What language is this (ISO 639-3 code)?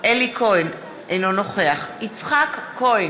heb